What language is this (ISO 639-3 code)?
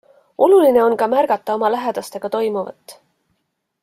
est